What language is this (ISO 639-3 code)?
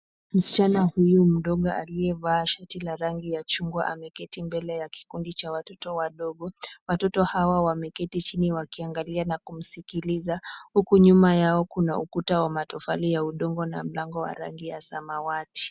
swa